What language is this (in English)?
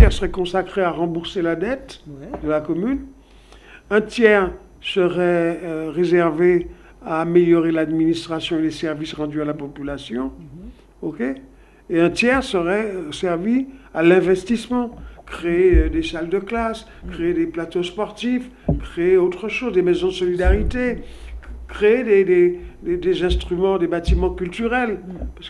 French